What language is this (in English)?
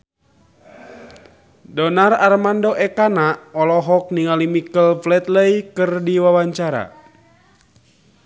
Sundanese